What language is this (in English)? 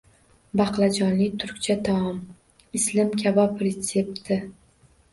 Uzbek